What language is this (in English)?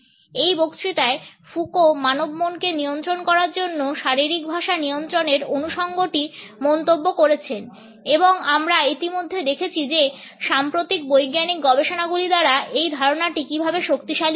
Bangla